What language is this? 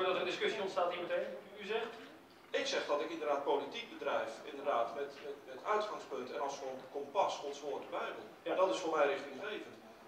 Dutch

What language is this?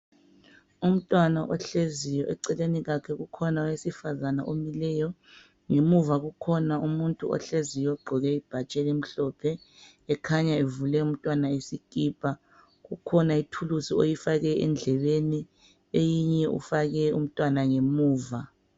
North Ndebele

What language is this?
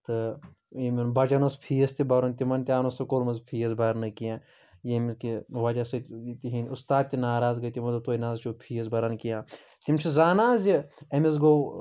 Kashmiri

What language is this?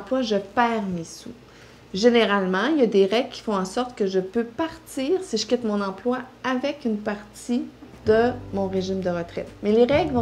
French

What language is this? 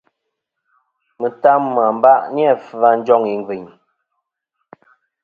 Kom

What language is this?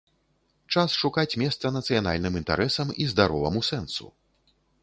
Belarusian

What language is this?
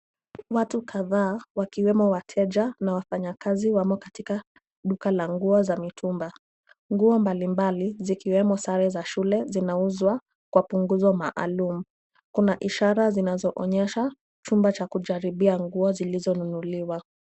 Swahili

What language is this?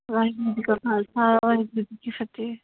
Punjabi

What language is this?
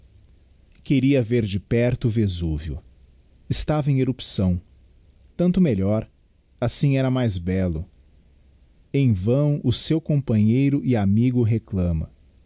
Portuguese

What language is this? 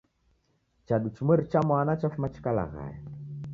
Taita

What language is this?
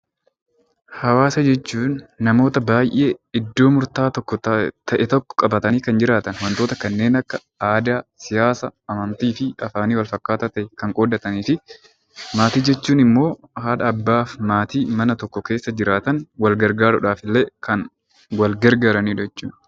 Oromo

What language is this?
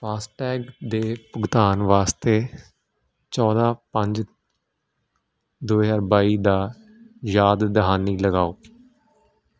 Punjabi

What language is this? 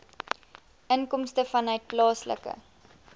Afrikaans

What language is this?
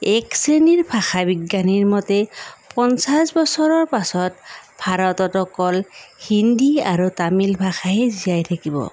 Assamese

